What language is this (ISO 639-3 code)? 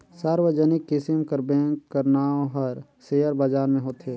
hne